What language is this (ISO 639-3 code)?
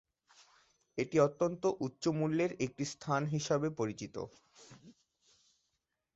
ben